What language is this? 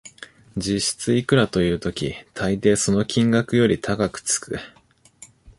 Japanese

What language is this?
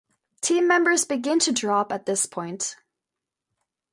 English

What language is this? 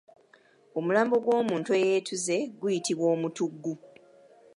Ganda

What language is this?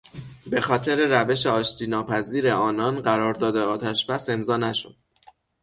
Persian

